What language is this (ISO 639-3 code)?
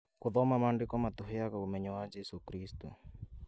kik